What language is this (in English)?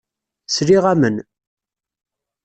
Kabyle